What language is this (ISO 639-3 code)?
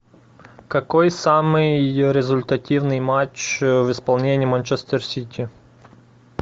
rus